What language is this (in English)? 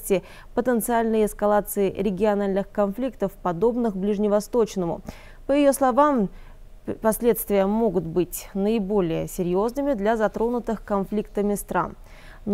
Russian